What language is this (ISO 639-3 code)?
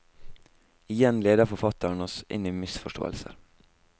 nor